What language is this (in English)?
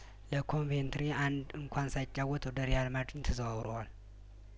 Amharic